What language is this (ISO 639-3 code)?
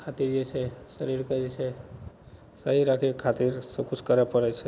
mai